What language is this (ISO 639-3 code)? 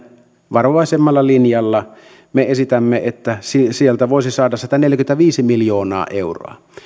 fin